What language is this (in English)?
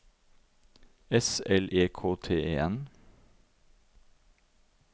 Norwegian